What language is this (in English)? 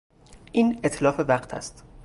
Persian